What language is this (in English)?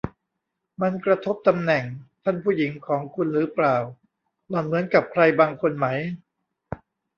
Thai